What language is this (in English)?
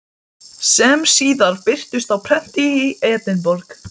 Icelandic